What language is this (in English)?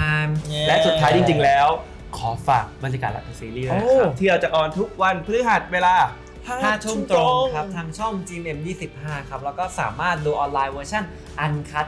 Thai